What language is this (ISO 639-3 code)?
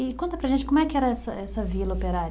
por